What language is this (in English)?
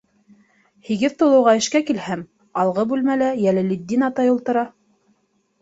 Bashkir